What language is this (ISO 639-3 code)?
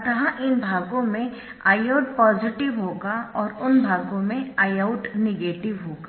hin